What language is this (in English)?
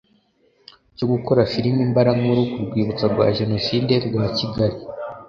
Kinyarwanda